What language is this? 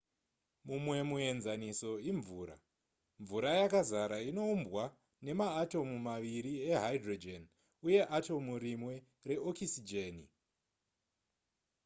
Shona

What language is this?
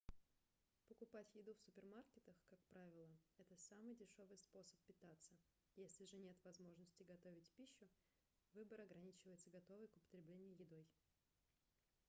Russian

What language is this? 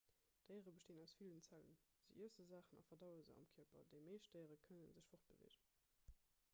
Luxembourgish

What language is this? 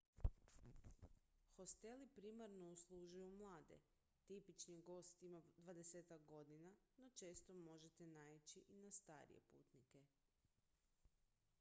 Croatian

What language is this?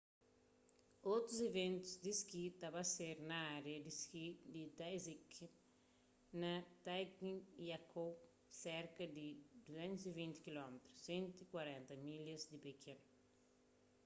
Kabuverdianu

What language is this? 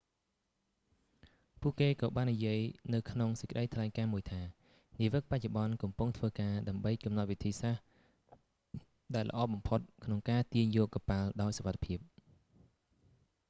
Khmer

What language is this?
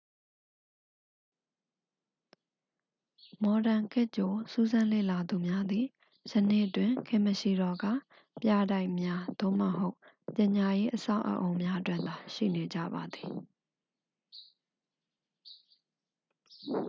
Burmese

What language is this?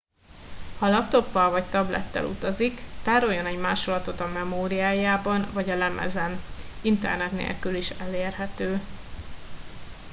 Hungarian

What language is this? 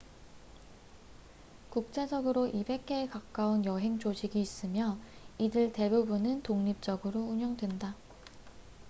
Korean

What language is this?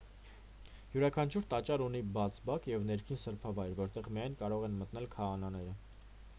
Armenian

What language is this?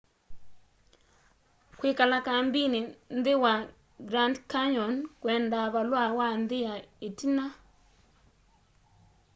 Kamba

